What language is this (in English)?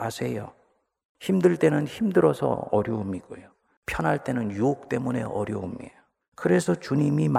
Korean